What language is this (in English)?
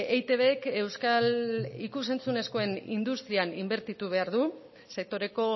Basque